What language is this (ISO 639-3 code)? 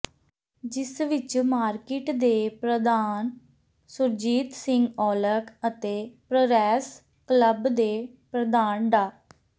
pan